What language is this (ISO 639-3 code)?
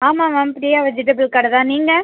tam